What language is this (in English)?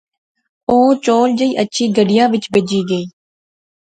Pahari-Potwari